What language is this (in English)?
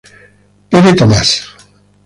Italian